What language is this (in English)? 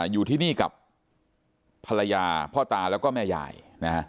Thai